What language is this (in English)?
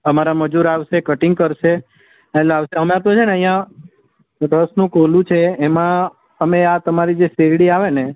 Gujarati